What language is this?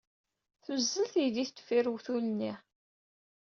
Kabyle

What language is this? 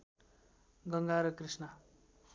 Nepali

